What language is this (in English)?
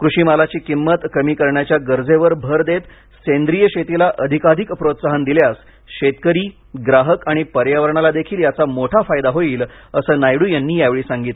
Marathi